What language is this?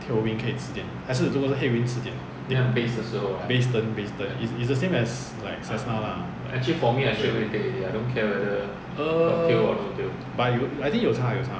English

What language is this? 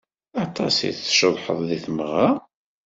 Kabyle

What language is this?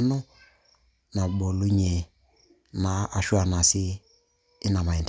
Masai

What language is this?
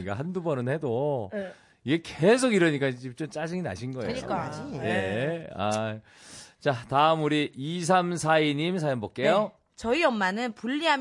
Korean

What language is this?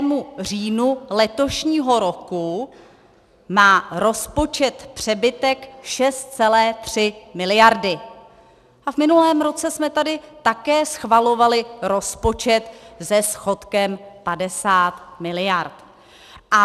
Czech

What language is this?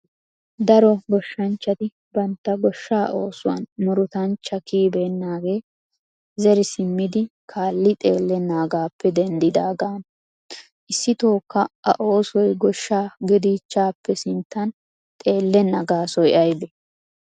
Wolaytta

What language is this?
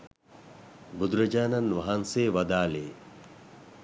Sinhala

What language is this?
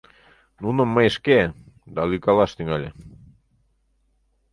Mari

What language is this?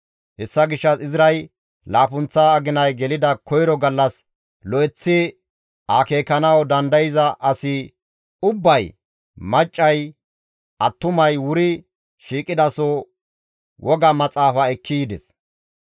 Gamo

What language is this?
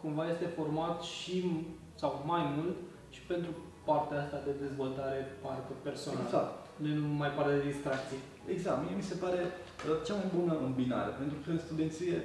Romanian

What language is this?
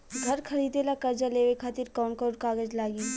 Bhojpuri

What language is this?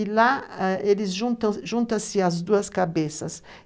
Portuguese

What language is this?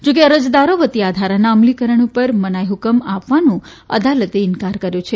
Gujarati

